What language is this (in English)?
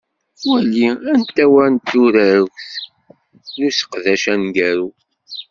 Kabyle